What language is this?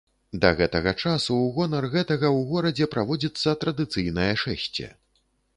Belarusian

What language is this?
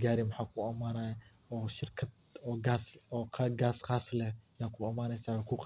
Somali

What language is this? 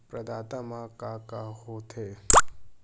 Chhattisgarhi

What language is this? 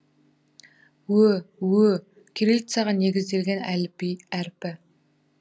Kazakh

